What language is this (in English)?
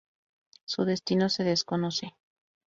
Spanish